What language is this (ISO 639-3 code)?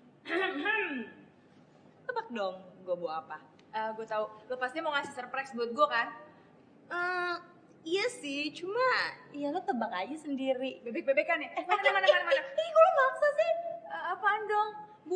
ind